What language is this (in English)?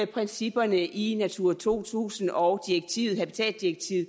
Danish